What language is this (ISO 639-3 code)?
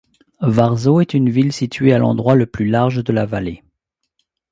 fra